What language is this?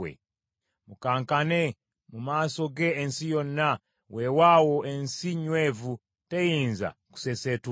Ganda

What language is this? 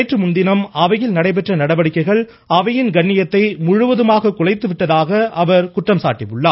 Tamil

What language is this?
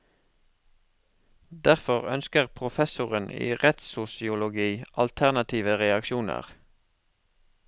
Norwegian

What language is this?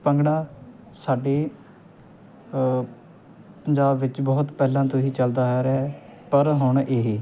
Punjabi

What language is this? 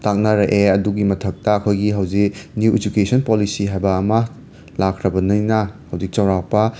Manipuri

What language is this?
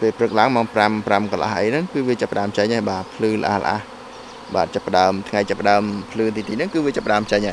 Vietnamese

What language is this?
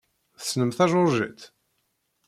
Kabyle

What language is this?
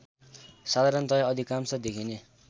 Nepali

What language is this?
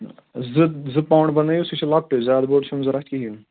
Kashmiri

